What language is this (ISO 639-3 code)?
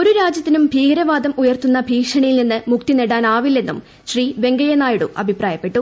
mal